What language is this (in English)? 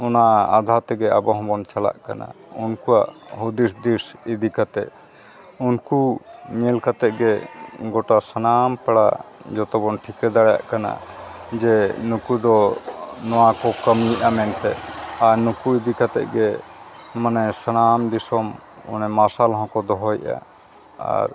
Santali